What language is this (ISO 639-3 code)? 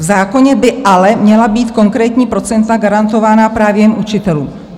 ces